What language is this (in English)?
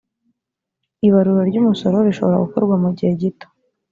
Kinyarwanda